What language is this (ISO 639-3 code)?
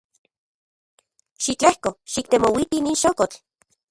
ncx